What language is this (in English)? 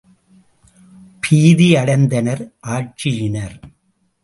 Tamil